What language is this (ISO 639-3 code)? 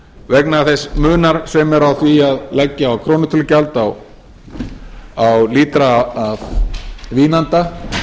isl